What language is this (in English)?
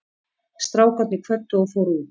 Icelandic